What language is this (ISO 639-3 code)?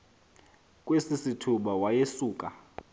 xho